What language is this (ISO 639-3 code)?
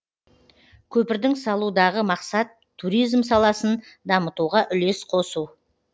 kaz